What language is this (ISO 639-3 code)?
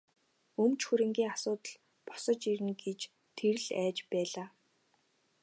mon